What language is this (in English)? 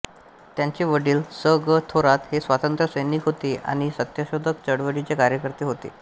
Marathi